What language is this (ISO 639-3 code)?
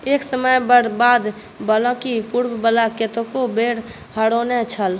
mai